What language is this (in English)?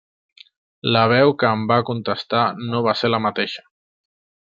Catalan